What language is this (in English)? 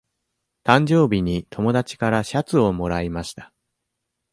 Japanese